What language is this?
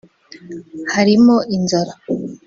Kinyarwanda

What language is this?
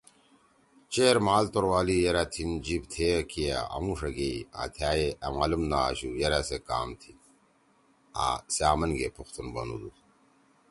Torwali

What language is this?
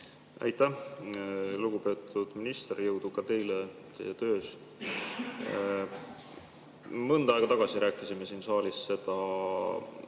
Estonian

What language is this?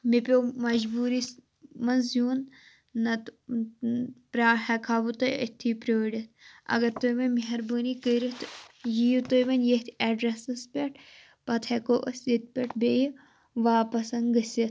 Kashmiri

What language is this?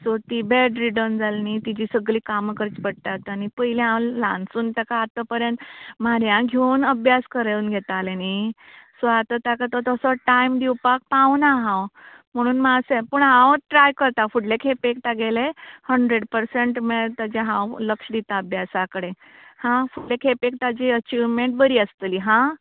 Konkani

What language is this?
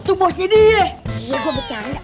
Indonesian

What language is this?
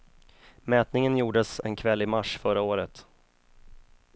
Swedish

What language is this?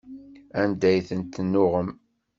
Kabyle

